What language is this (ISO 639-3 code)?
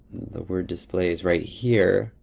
eng